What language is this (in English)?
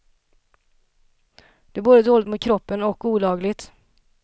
Swedish